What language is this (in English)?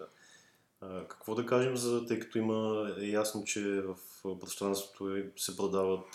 Bulgarian